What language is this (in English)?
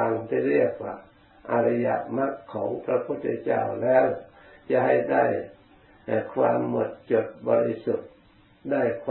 Thai